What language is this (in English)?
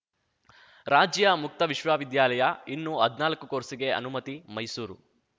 Kannada